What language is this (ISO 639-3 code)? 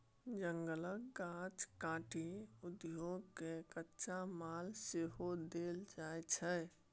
mai